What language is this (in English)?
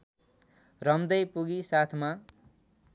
Nepali